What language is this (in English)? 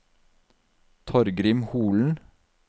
Norwegian